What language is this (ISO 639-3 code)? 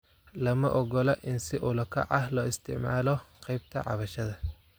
som